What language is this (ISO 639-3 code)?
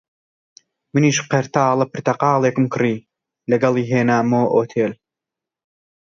ckb